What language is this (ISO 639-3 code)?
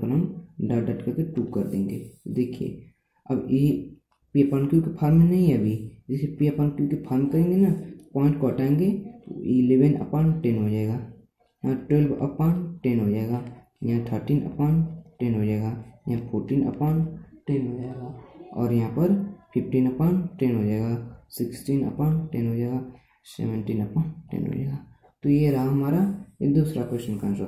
hin